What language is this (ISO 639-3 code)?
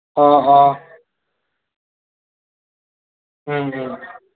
asm